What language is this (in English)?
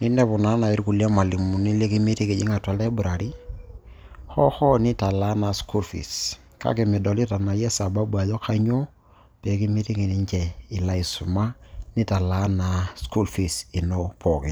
Masai